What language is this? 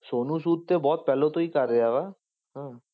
Punjabi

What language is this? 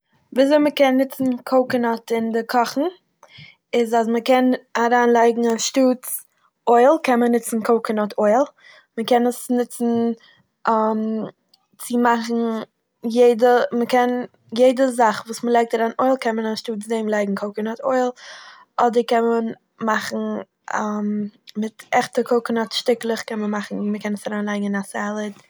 Yiddish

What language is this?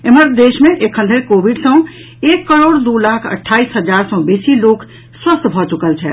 Maithili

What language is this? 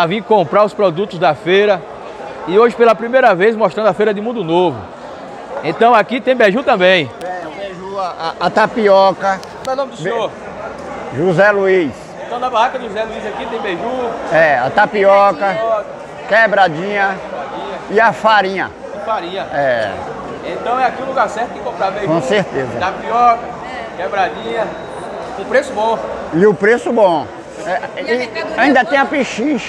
Portuguese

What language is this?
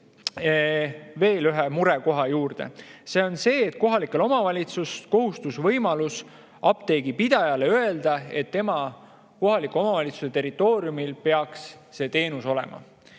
Estonian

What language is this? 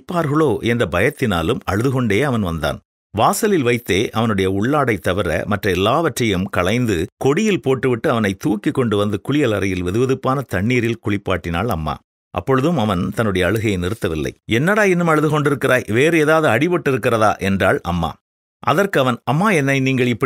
Tamil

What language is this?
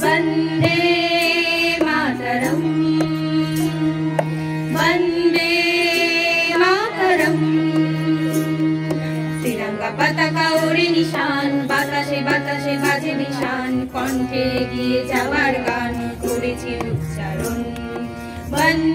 Bangla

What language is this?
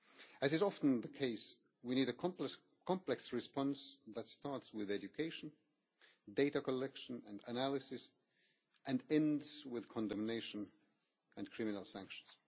English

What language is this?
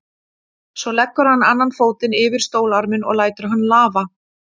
Icelandic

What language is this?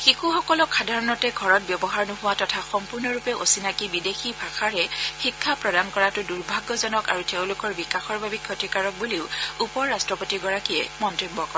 Assamese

